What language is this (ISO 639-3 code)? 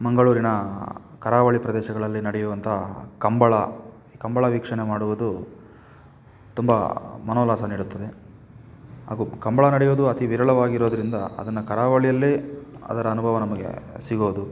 kan